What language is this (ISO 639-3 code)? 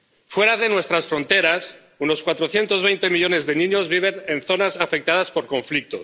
spa